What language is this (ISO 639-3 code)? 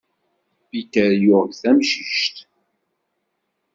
kab